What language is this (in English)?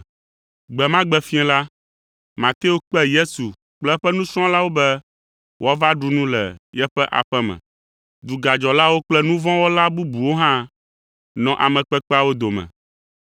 Ewe